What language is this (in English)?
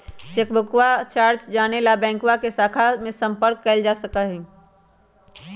Magahi